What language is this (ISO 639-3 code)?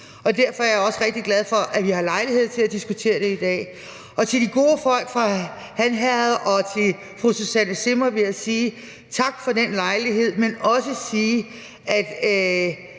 dan